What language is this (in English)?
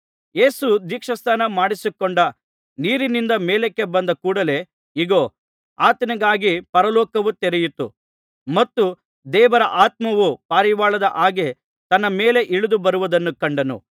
Kannada